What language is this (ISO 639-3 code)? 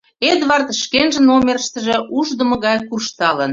chm